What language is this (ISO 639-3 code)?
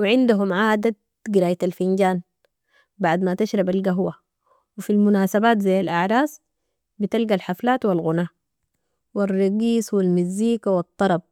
apd